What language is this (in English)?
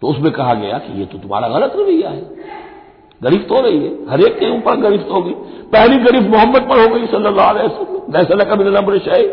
Hindi